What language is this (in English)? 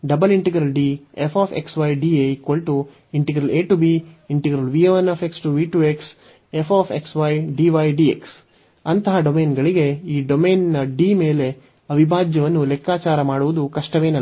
Kannada